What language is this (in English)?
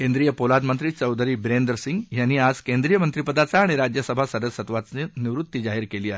Marathi